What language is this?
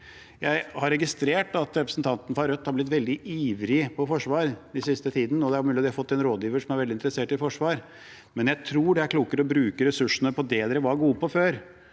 Norwegian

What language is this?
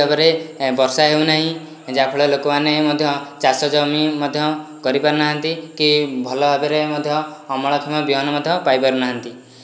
Odia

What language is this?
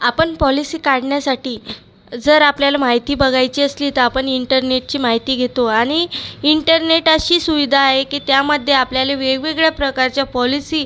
Marathi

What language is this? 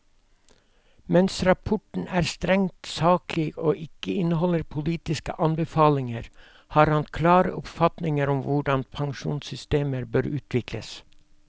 Norwegian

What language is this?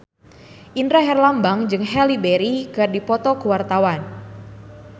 Sundanese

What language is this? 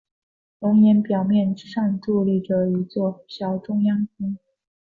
Chinese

